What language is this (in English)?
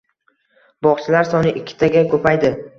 Uzbek